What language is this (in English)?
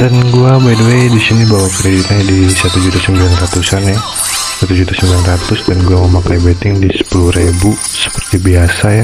Indonesian